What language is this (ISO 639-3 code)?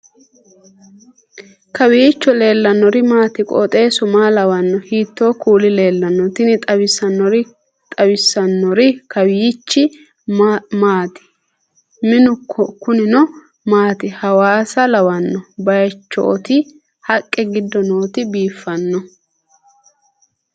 sid